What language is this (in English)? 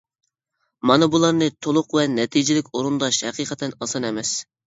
Uyghur